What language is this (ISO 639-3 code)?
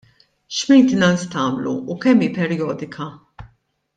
mlt